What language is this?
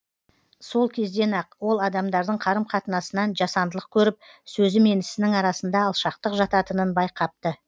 Kazakh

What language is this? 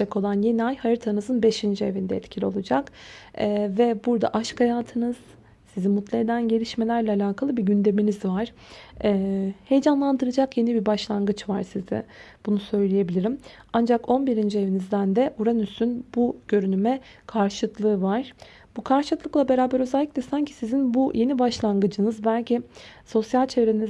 Turkish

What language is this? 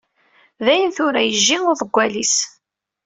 Kabyle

